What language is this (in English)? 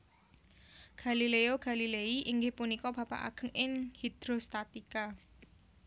Javanese